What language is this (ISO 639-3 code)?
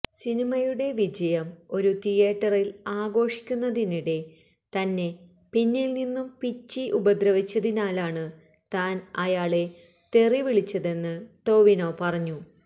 mal